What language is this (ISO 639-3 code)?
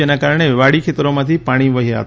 guj